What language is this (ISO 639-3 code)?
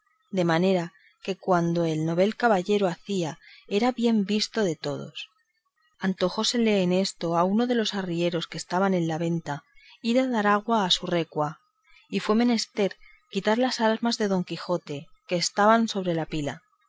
spa